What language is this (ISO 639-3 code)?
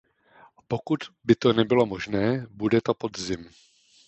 ces